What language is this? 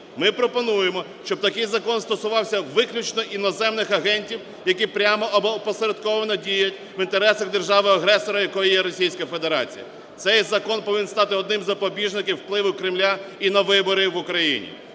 Ukrainian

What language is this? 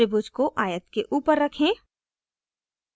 Hindi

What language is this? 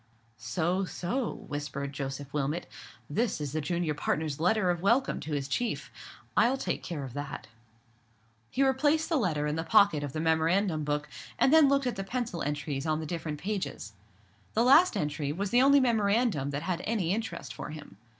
English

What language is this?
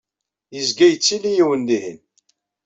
Kabyle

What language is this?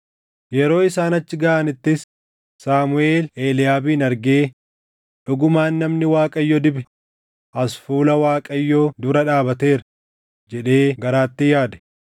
Oromo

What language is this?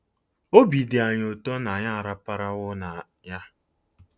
Igbo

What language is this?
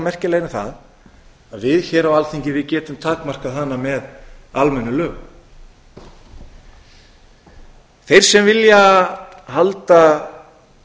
Icelandic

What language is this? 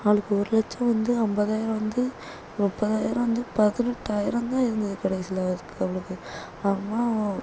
Tamil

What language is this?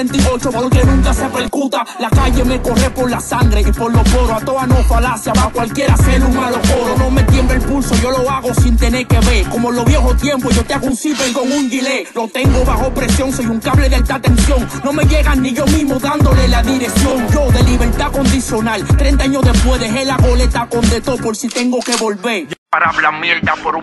Spanish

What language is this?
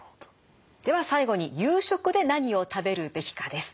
Japanese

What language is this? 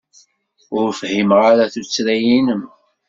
Kabyle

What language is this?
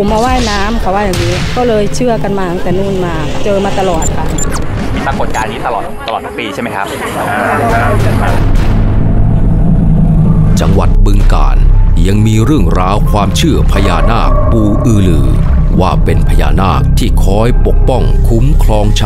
Thai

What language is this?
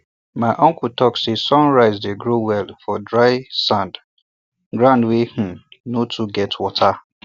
Nigerian Pidgin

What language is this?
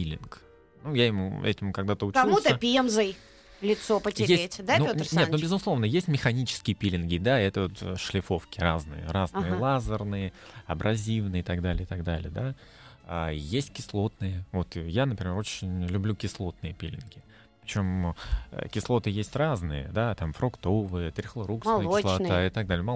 Russian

